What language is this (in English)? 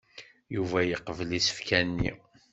Kabyle